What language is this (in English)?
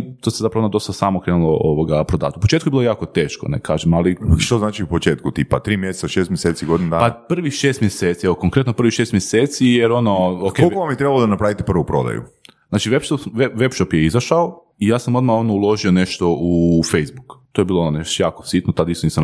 Croatian